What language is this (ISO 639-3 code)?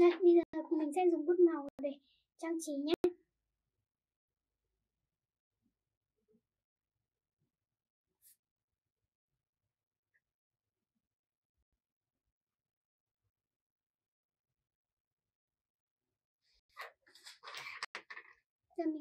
vie